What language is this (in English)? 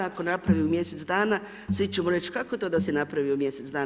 Croatian